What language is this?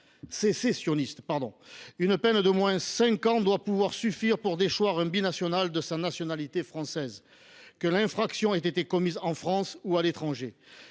French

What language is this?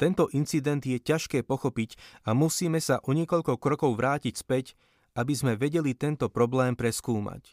Slovak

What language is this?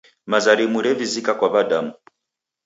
Taita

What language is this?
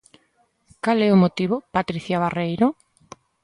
Galician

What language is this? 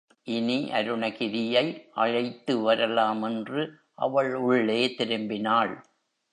Tamil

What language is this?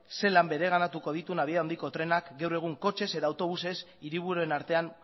Basque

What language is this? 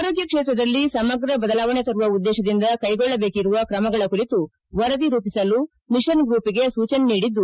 Kannada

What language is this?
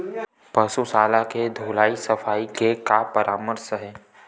Chhattisgarhi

